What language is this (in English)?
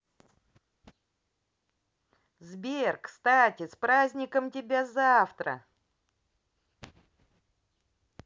Russian